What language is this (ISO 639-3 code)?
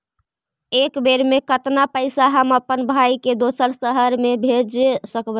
mag